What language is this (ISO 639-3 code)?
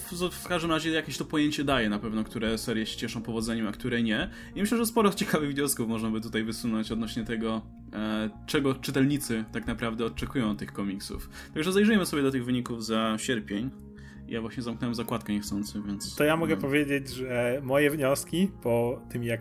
pol